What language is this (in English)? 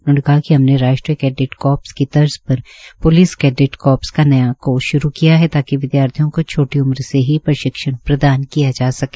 Hindi